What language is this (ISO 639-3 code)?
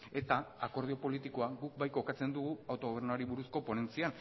eus